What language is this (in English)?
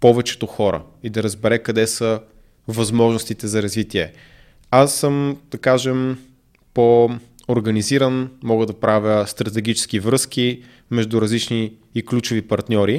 Bulgarian